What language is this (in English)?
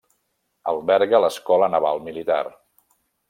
Catalan